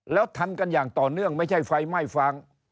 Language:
Thai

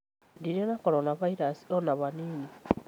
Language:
Kikuyu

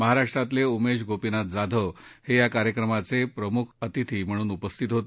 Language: Marathi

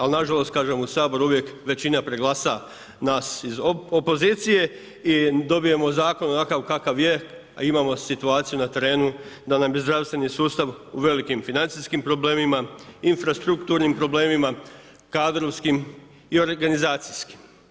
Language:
Croatian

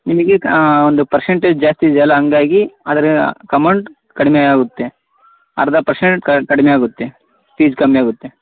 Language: Kannada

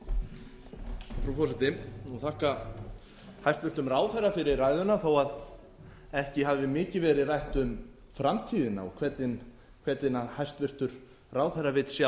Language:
Icelandic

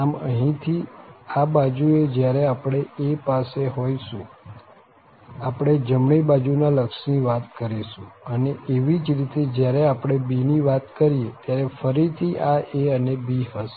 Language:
Gujarati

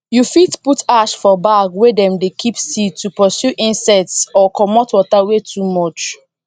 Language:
Nigerian Pidgin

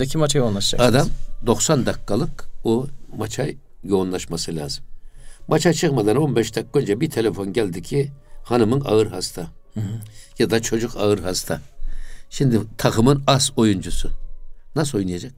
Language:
Turkish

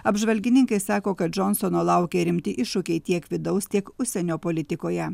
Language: Lithuanian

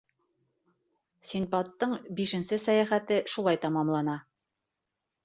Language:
Bashkir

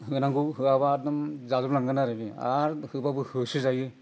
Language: Bodo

